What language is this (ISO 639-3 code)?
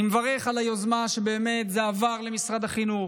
heb